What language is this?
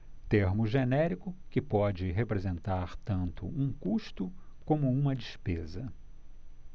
Portuguese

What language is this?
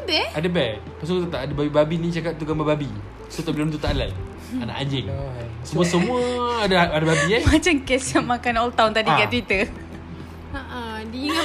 Malay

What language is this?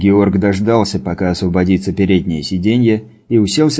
Russian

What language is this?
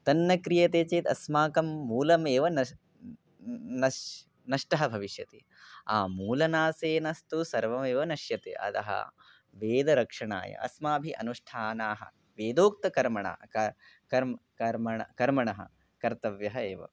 Sanskrit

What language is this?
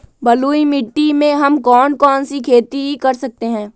Magahi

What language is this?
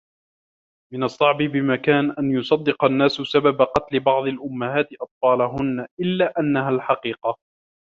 Arabic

